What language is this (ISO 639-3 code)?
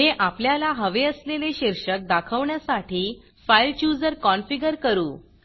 mar